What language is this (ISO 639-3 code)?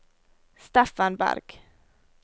nor